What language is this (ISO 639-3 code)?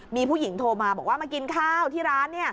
tha